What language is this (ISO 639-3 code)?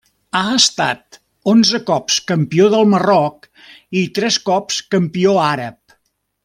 cat